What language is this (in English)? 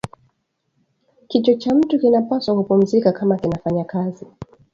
Swahili